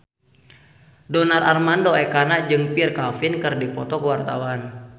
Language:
Sundanese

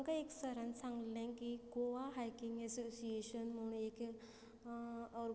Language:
Konkani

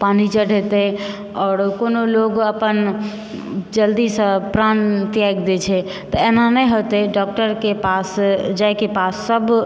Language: Maithili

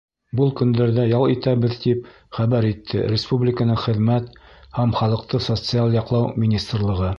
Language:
Bashkir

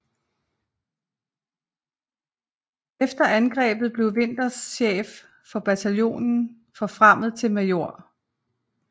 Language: Danish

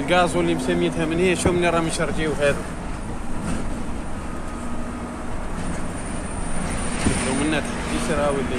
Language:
Arabic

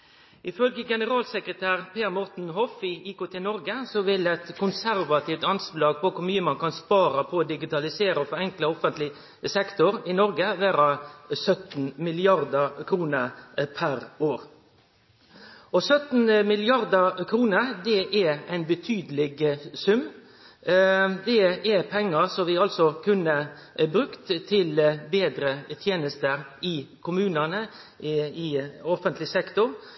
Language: Norwegian Nynorsk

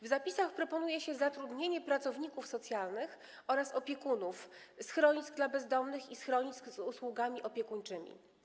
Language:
Polish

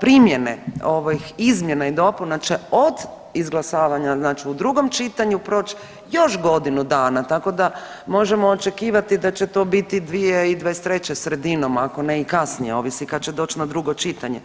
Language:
Croatian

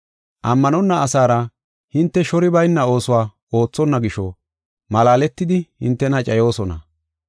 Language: Gofa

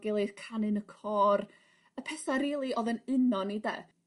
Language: Welsh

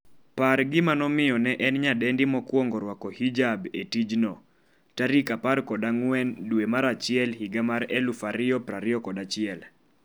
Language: Luo (Kenya and Tanzania)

